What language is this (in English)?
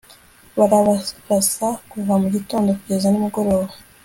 Kinyarwanda